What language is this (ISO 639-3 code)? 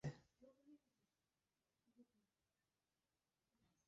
kur